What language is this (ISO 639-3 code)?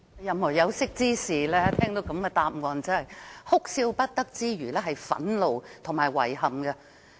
yue